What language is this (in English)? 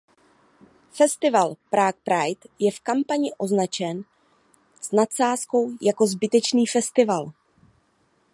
Czech